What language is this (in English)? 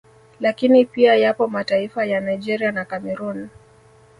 Swahili